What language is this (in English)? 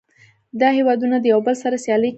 Pashto